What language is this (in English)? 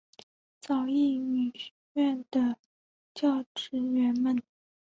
Chinese